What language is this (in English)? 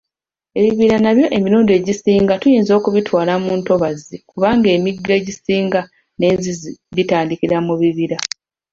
Ganda